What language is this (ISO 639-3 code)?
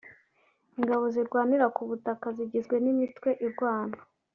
kin